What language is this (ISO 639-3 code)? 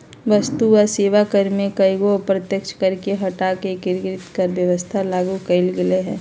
mag